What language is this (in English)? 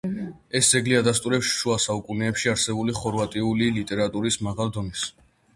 Georgian